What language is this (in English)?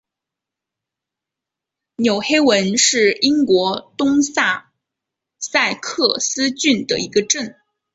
Chinese